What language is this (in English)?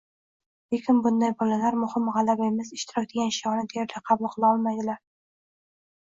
Uzbek